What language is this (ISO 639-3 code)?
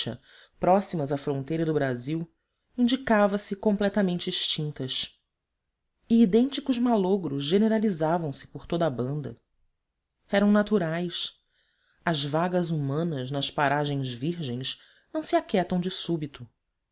por